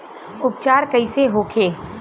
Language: Bhojpuri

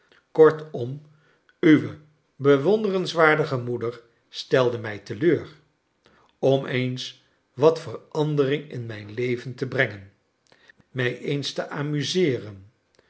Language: Dutch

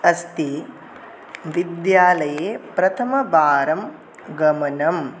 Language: Sanskrit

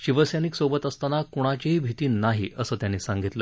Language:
Marathi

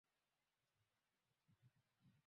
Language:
Swahili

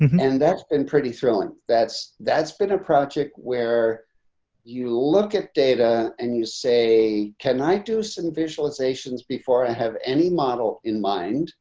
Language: English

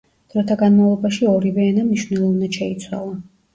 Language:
Georgian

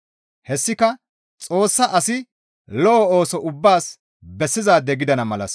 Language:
Gamo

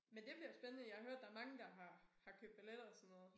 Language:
Danish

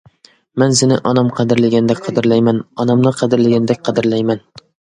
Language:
Uyghur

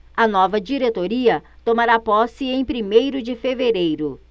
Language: Portuguese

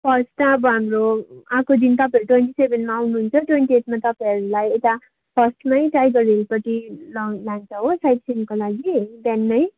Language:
Nepali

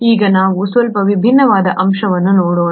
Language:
Kannada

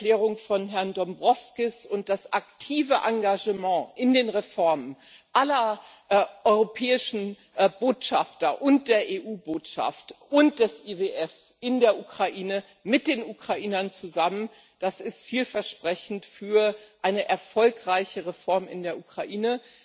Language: German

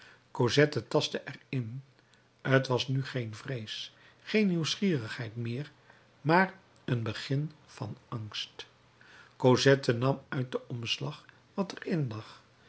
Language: Dutch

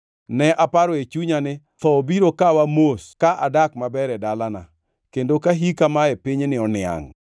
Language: Luo (Kenya and Tanzania)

